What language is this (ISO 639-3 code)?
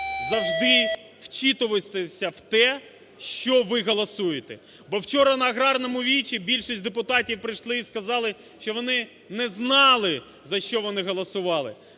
ukr